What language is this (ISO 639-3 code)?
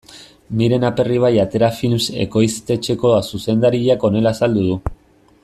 eus